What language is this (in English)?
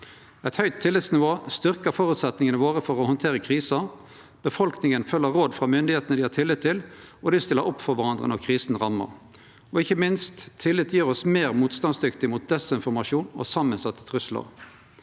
Norwegian